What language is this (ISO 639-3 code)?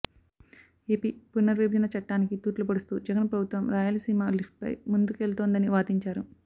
tel